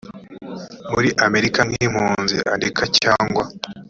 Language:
Kinyarwanda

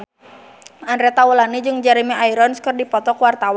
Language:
Sundanese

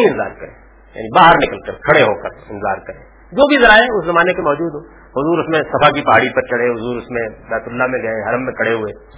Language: Urdu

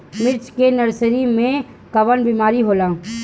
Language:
Bhojpuri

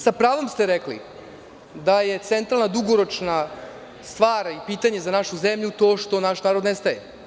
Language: Serbian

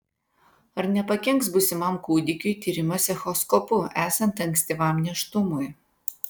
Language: Lithuanian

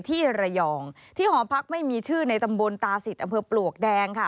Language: Thai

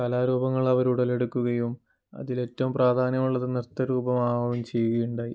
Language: Malayalam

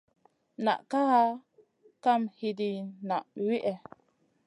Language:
Masana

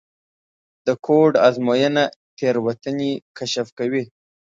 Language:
Pashto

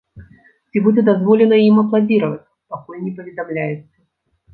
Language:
Belarusian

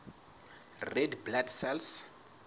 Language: Southern Sotho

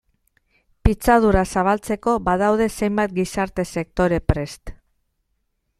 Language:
Basque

